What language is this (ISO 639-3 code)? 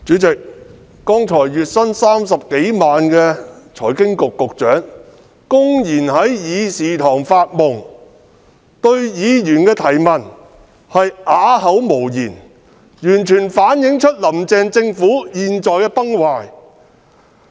yue